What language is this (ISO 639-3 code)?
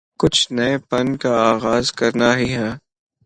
urd